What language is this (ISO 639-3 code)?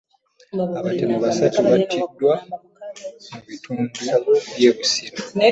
lug